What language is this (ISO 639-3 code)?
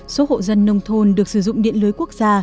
vie